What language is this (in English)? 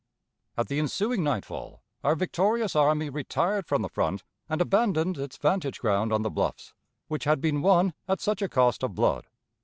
English